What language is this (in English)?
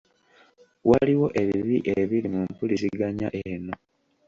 Ganda